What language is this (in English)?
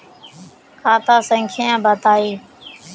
Magahi